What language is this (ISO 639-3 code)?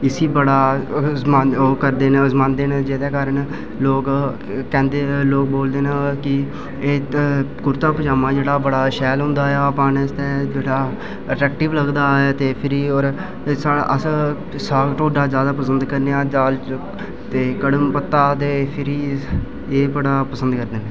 doi